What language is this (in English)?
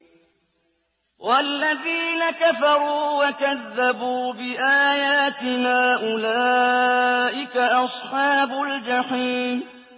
Arabic